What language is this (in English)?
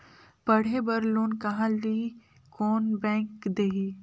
Chhattisgarhi